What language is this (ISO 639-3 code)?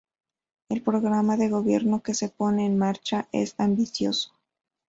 spa